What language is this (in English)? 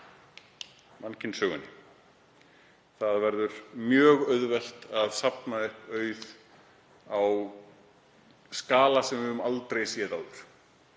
Icelandic